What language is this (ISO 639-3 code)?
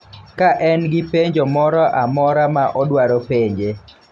luo